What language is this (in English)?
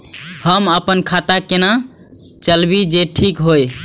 Maithili